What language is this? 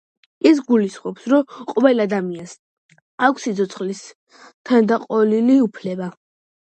Georgian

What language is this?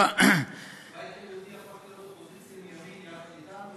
Hebrew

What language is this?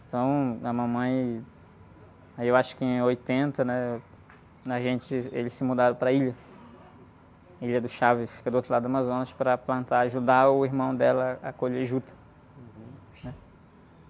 Portuguese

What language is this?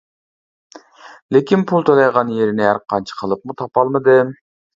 Uyghur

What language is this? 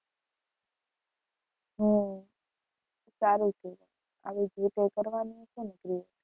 Gujarati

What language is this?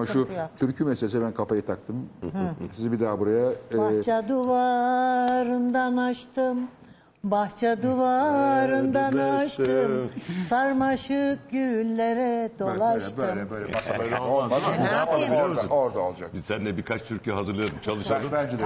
Turkish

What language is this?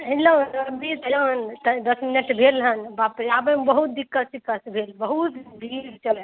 Maithili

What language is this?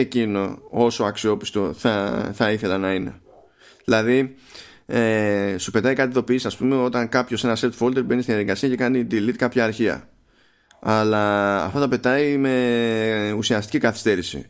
Greek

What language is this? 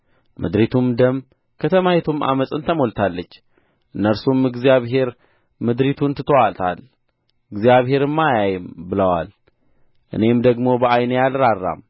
Amharic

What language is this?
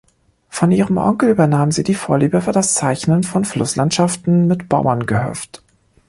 German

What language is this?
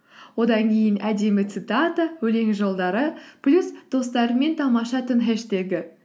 Kazakh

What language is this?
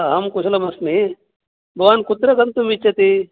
Sanskrit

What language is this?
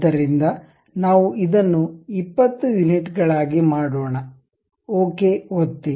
Kannada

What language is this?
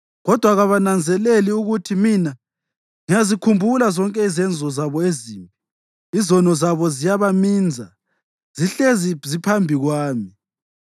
North Ndebele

